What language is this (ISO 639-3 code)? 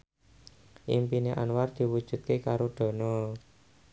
jav